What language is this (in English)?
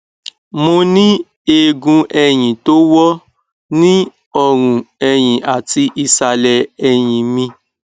Yoruba